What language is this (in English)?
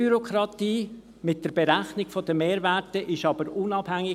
Swiss German